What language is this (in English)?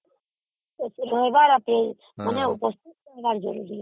Odia